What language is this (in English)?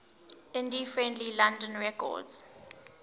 English